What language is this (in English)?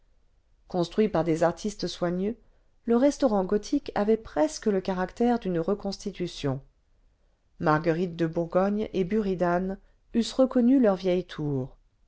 French